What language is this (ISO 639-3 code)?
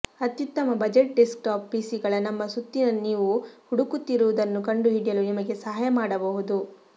kan